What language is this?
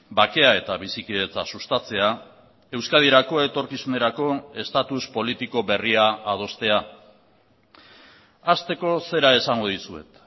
Basque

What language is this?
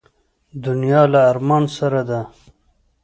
Pashto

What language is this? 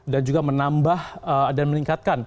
Indonesian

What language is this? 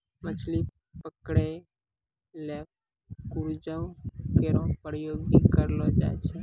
Maithili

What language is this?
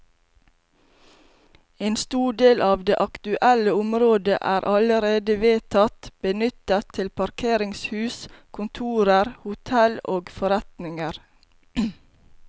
Norwegian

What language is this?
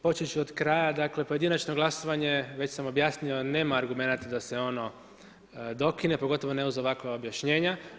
Croatian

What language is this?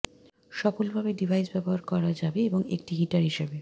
Bangla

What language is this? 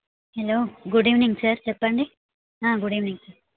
Telugu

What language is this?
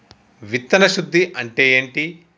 Telugu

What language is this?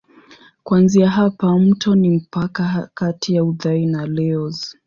Swahili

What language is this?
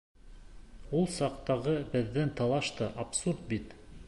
Bashkir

